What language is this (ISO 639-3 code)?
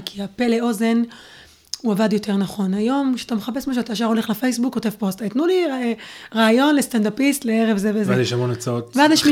heb